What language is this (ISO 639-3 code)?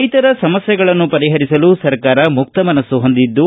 kan